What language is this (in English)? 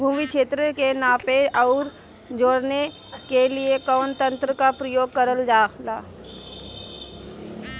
Bhojpuri